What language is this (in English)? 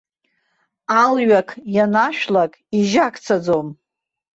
Abkhazian